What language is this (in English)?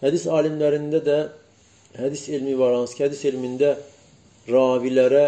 Turkish